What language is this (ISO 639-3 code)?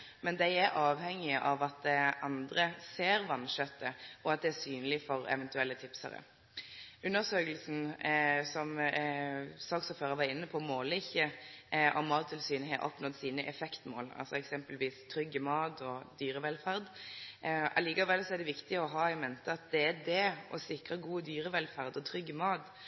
nno